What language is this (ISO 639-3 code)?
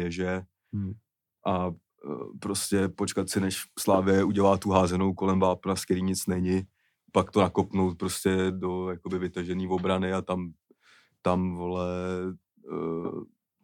ces